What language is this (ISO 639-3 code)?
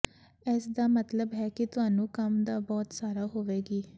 pan